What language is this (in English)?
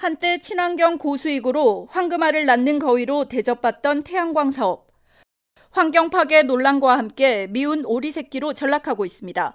Korean